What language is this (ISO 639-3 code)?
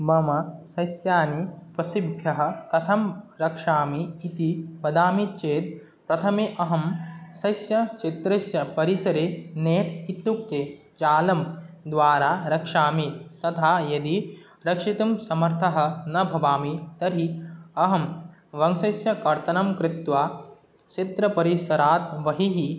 san